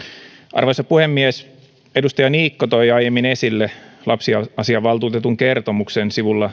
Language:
Finnish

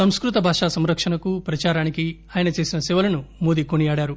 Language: Telugu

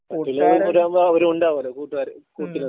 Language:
Malayalam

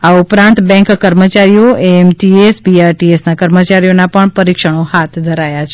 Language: Gujarati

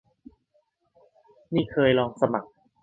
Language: Thai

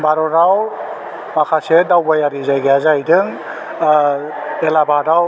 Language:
Bodo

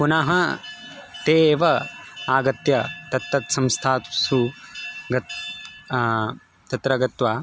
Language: Sanskrit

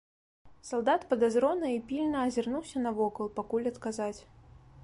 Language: Belarusian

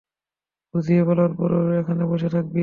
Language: Bangla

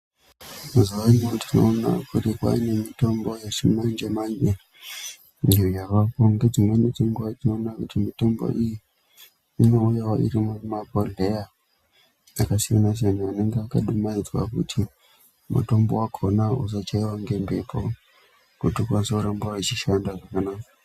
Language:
Ndau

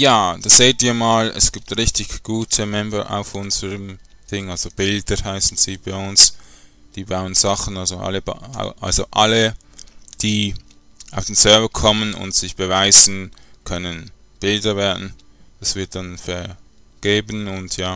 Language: German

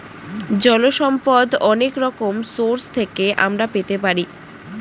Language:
Bangla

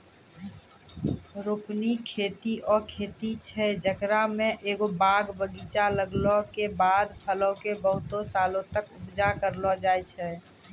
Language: Maithili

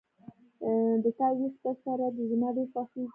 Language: Pashto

